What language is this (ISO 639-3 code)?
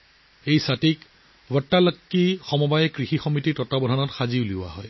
asm